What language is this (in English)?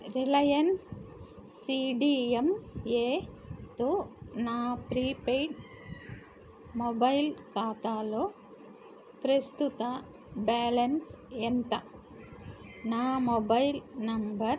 Telugu